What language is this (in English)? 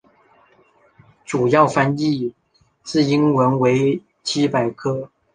Chinese